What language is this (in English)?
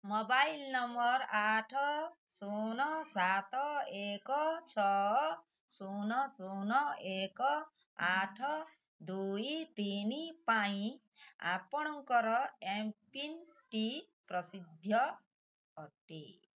Odia